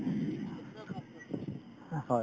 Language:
Assamese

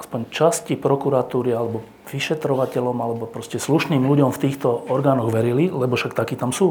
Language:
Slovak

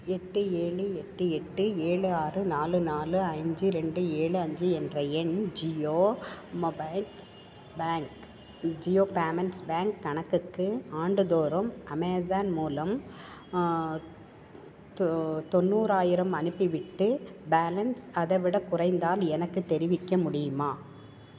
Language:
Tamil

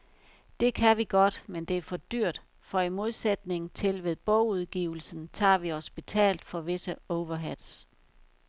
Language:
Danish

